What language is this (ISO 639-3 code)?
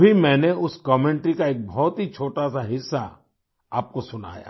hin